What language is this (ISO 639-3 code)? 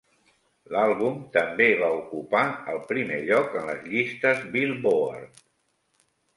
cat